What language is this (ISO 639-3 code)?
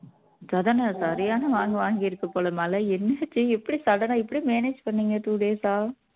tam